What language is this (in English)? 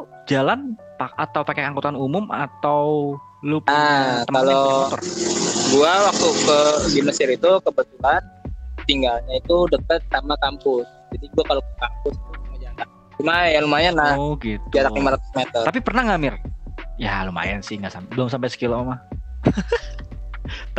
Indonesian